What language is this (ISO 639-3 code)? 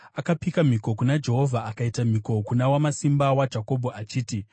sna